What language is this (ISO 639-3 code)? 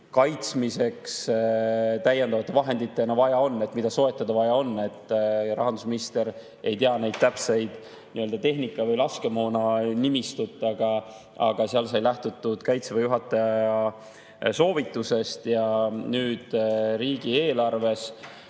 est